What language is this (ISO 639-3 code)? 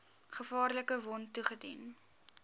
afr